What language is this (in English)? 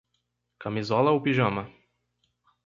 Portuguese